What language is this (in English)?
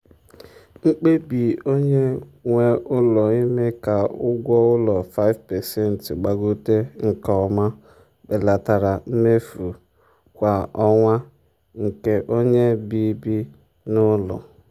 Igbo